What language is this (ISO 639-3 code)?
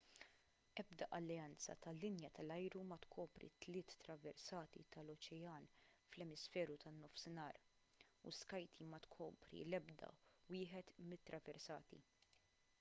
mlt